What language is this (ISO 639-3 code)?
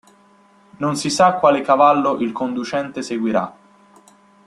ita